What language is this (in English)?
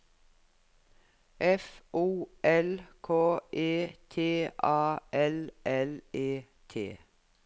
Norwegian